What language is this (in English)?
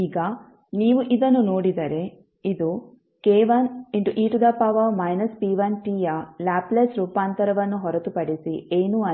Kannada